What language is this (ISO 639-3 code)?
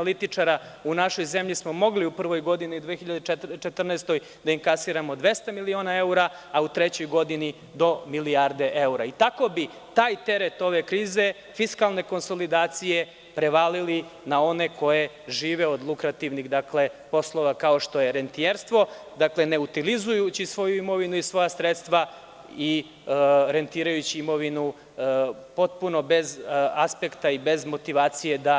srp